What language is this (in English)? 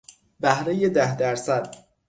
Persian